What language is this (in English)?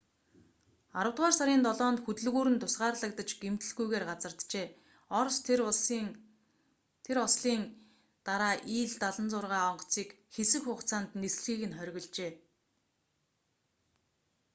Mongolian